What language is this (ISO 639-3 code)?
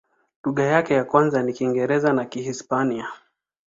swa